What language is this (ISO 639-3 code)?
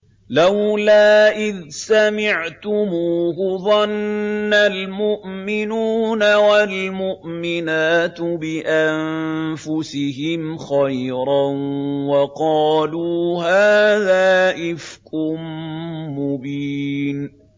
ara